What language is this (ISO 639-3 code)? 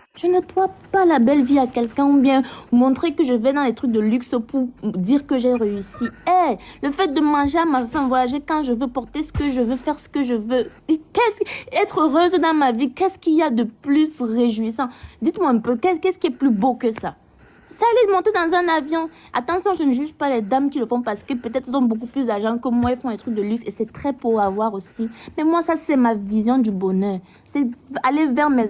fra